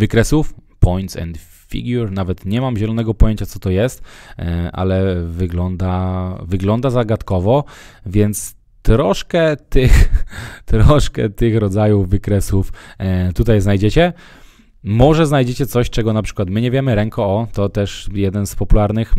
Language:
Polish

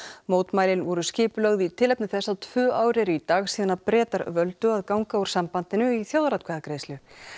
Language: Icelandic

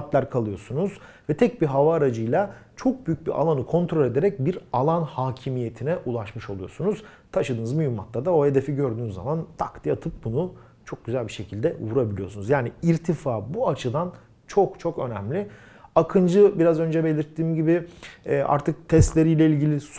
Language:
Turkish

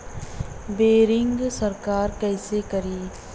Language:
Bhojpuri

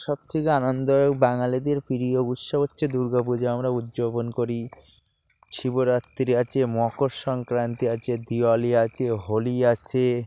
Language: Bangla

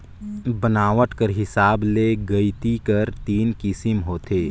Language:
Chhattisgarhi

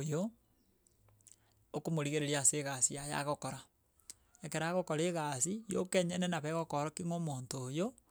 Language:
Gusii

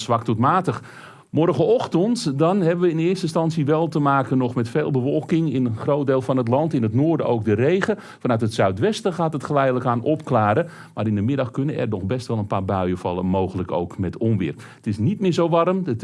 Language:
Dutch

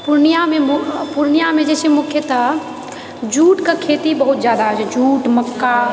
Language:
Maithili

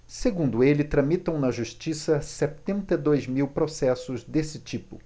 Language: Portuguese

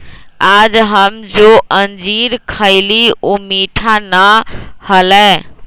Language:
Magahi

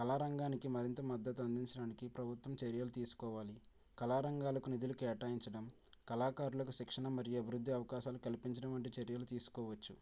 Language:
Telugu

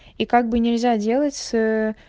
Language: Russian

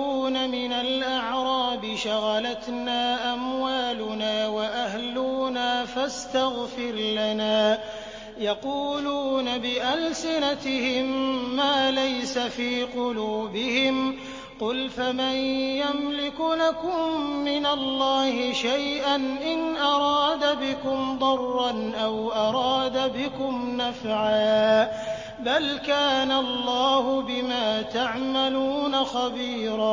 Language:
Arabic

